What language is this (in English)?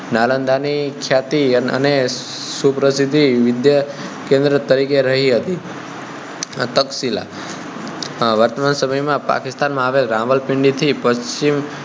Gujarati